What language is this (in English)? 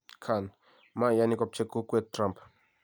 Kalenjin